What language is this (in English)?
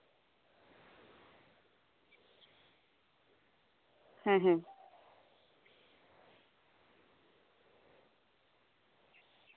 Santali